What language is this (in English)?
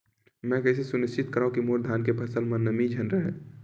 Chhattisgarhi